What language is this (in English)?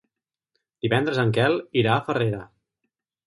Catalan